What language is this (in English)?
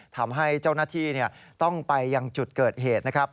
Thai